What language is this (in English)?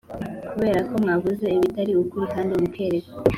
Kinyarwanda